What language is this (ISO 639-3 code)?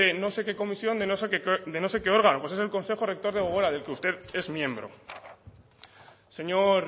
spa